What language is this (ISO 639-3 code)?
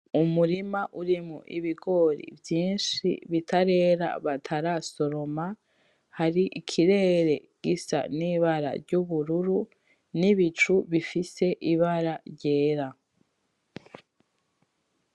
run